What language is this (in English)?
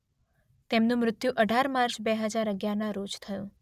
Gujarati